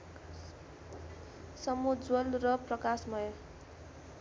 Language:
Nepali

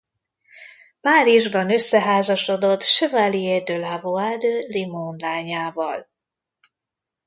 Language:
Hungarian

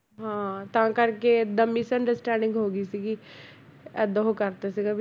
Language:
Punjabi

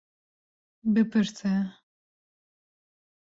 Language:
Kurdish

